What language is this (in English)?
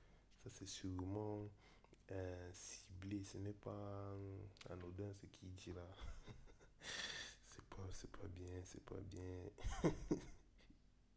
French